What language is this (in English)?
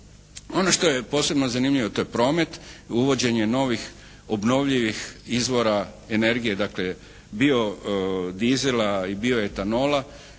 Croatian